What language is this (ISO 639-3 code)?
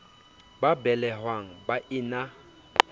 sot